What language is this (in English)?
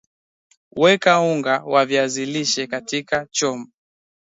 Swahili